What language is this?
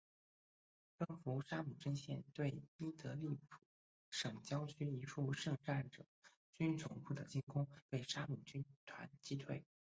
Chinese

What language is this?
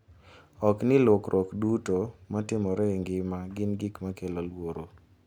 Luo (Kenya and Tanzania)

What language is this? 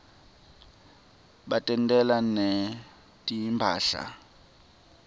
Swati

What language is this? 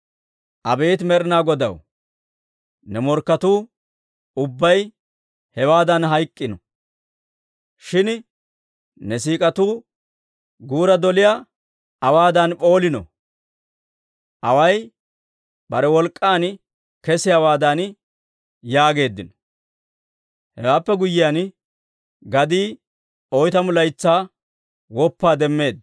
Dawro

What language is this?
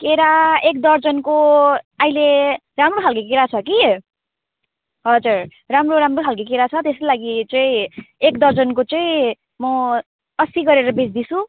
Nepali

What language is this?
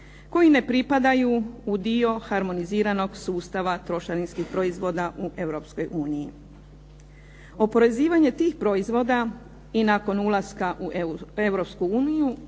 Croatian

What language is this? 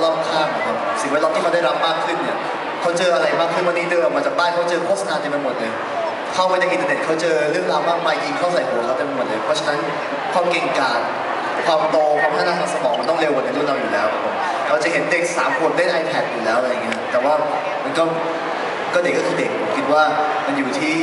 Thai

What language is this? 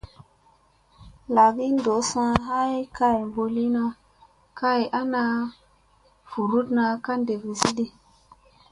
Musey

